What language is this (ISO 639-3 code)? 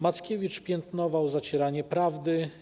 pol